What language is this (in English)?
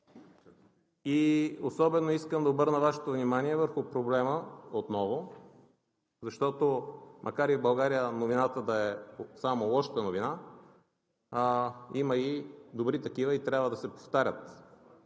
Bulgarian